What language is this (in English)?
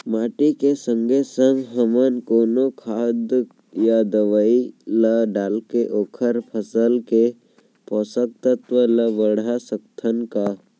Chhattisgarhi